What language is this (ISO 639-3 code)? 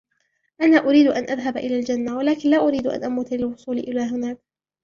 ara